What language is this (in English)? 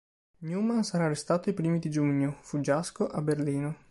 Italian